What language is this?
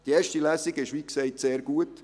Swiss German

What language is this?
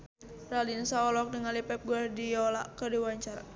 Sundanese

